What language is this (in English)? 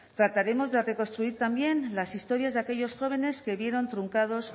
Spanish